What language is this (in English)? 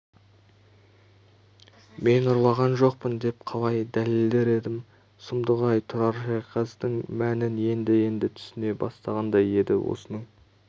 Kazakh